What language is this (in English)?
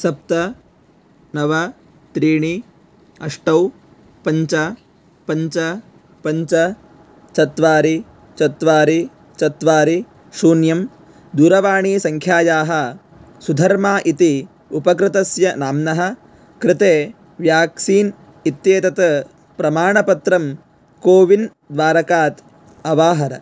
Sanskrit